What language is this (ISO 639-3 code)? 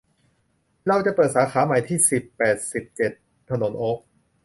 tha